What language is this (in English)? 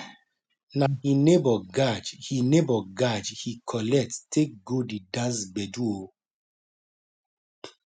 Nigerian Pidgin